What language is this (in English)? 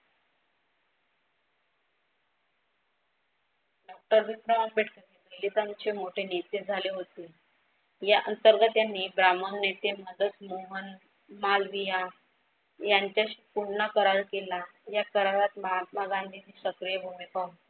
Marathi